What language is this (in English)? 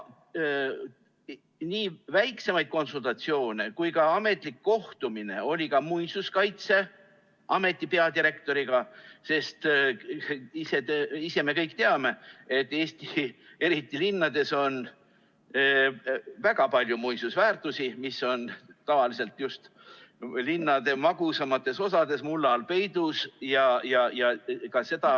Estonian